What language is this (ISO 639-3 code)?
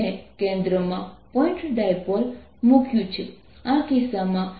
guj